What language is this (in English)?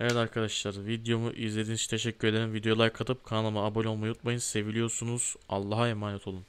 Turkish